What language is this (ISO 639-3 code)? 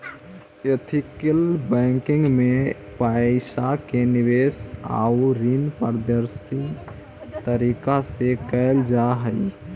mag